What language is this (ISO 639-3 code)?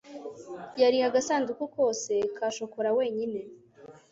kin